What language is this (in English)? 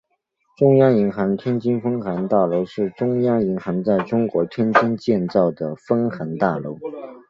Chinese